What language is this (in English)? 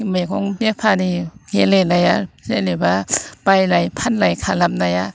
Bodo